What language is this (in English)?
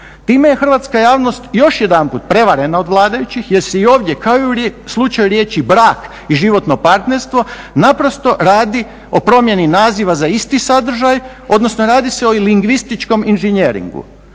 Croatian